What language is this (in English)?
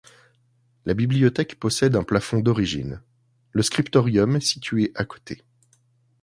French